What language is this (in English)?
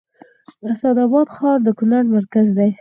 Pashto